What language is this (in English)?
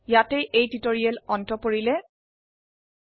Assamese